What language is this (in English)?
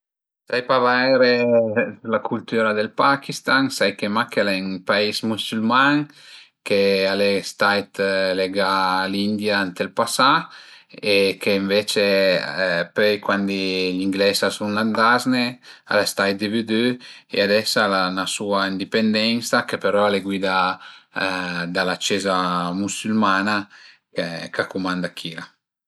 Piedmontese